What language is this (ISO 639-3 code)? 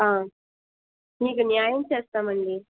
tel